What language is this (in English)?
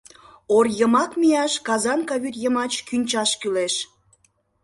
Mari